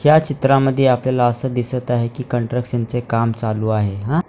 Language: Marathi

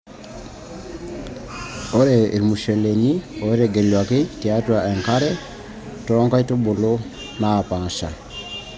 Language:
Masai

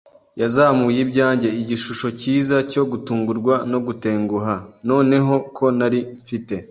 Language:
Kinyarwanda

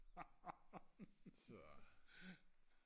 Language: Danish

